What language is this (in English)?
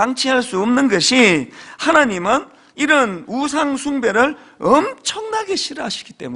Korean